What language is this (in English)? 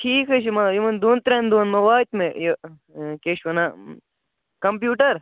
Kashmiri